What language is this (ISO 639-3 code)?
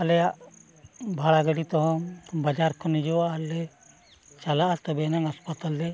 sat